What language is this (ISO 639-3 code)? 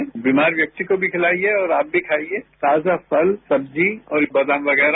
hin